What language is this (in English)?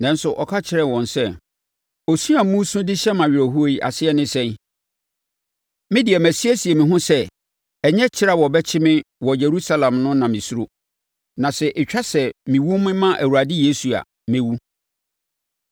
Akan